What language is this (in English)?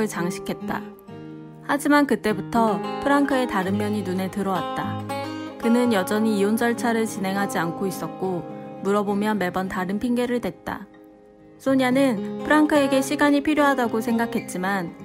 Korean